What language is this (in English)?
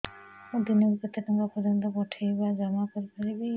Odia